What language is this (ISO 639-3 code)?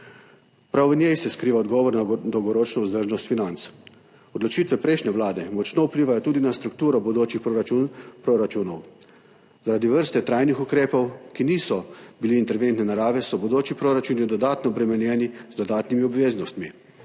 slv